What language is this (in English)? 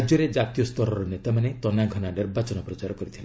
Odia